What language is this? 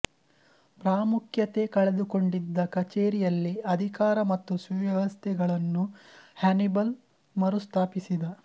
Kannada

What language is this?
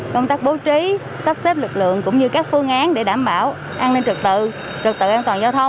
Vietnamese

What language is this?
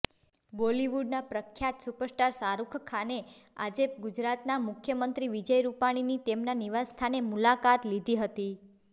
Gujarati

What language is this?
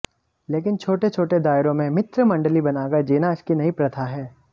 Hindi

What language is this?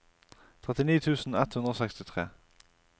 Norwegian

